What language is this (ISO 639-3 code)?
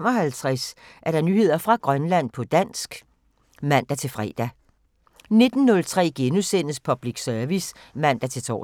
dan